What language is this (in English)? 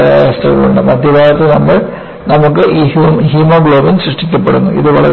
Malayalam